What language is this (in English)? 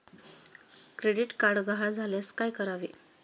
Marathi